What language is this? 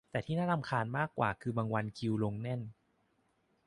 Thai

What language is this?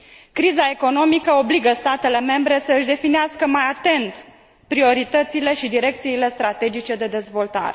Romanian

